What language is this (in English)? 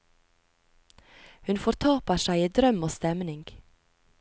Norwegian